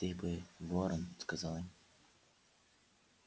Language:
Russian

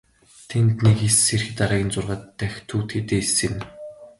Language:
Mongolian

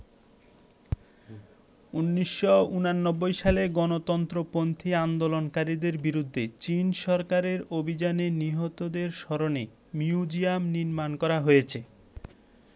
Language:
Bangla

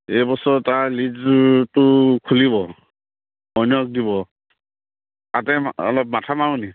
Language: Assamese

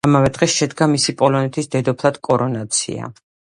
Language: Georgian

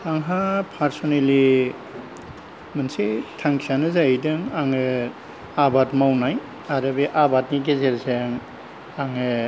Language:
Bodo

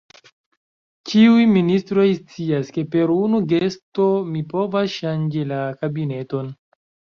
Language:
Esperanto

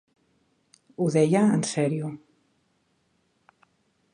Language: Catalan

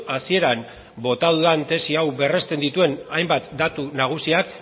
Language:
Basque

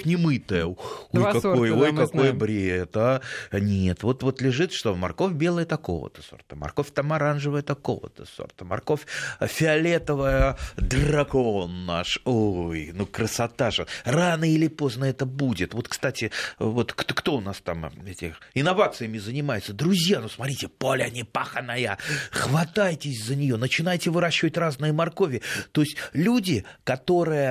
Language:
Russian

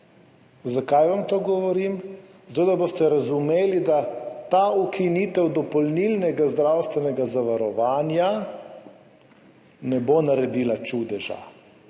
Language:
Slovenian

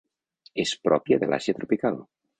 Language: Catalan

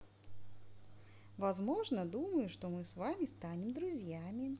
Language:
Russian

